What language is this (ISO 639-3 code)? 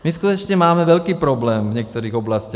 ces